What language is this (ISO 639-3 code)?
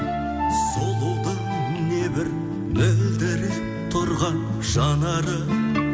kaz